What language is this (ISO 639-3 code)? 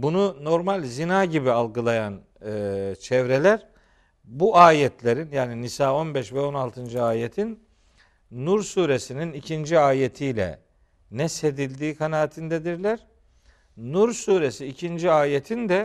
tur